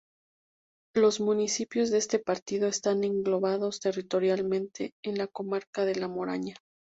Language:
Spanish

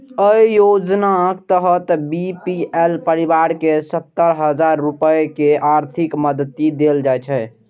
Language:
Maithili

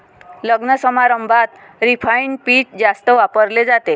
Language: Marathi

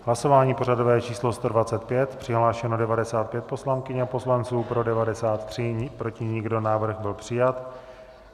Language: Czech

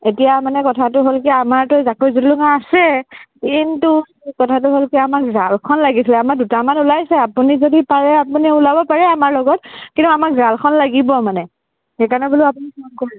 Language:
Assamese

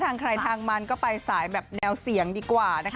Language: Thai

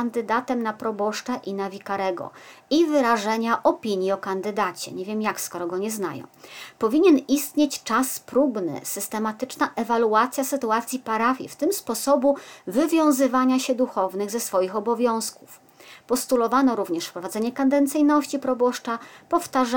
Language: Polish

